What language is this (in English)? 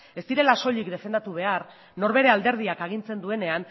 Basque